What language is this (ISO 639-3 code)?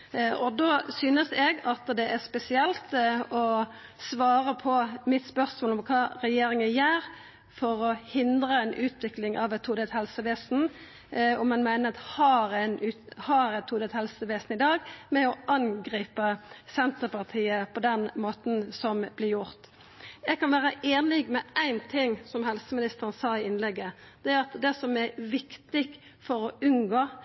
nno